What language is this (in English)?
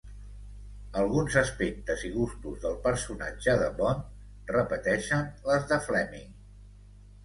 Catalan